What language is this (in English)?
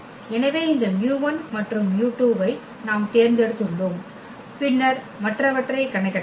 Tamil